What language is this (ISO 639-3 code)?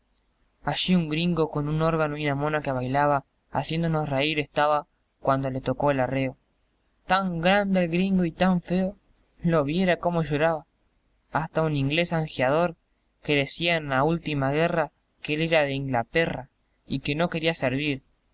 spa